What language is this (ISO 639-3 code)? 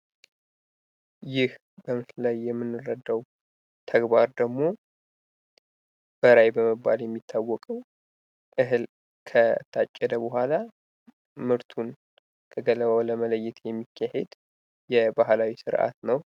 amh